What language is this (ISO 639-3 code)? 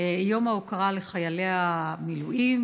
heb